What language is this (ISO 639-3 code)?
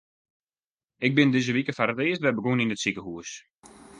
fry